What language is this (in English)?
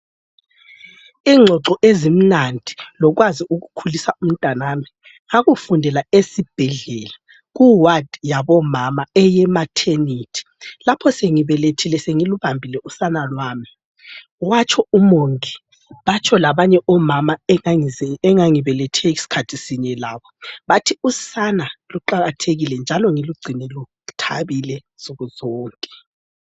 North Ndebele